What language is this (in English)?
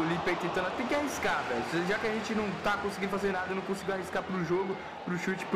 Portuguese